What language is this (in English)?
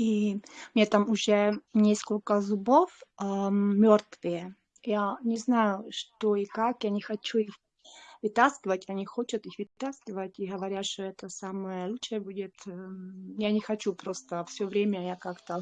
Russian